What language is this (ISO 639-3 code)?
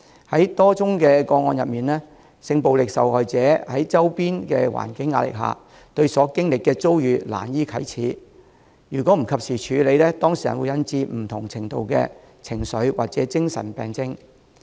yue